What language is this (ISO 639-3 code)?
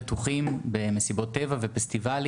heb